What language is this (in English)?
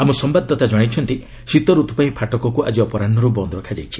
Odia